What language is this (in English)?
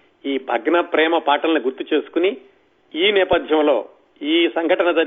Telugu